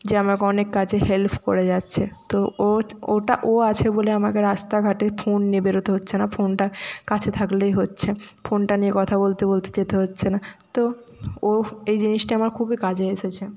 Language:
Bangla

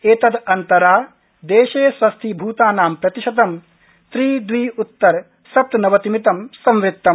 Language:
Sanskrit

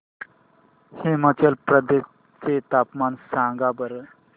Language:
Marathi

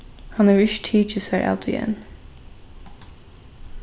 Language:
Faroese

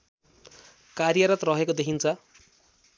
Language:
Nepali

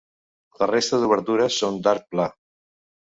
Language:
Catalan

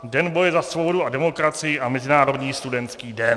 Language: Czech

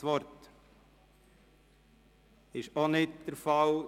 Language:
Swiss German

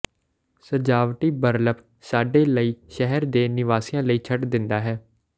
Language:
Punjabi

